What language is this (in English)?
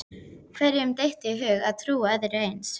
Icelandic